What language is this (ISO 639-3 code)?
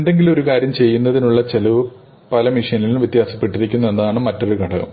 mal